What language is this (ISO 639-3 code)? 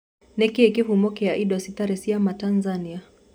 kik